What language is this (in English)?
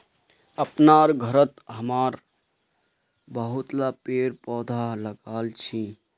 Magahi